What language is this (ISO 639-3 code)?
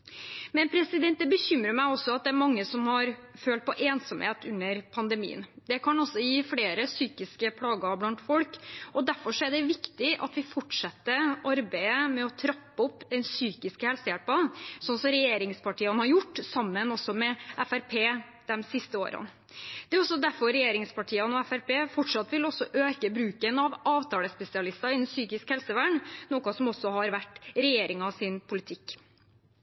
nob